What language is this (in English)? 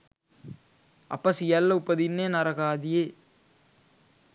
Sinhala